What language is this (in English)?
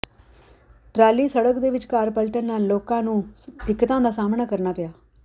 Punjabi